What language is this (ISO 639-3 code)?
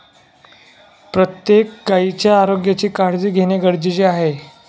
mar